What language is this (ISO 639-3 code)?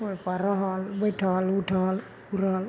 mai